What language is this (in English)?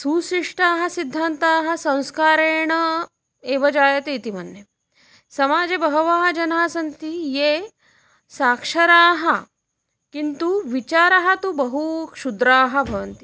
Sanskrit